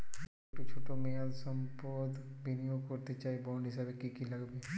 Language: Bangla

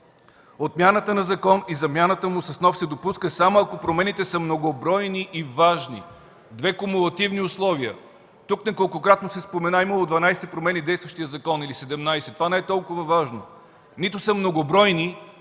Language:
Bulgarian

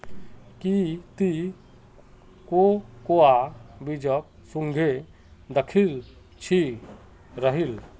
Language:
Magahi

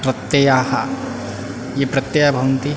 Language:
Sanskrit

